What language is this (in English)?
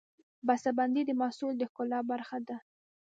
Pashto